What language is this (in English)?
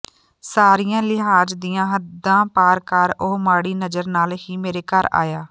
Punjabi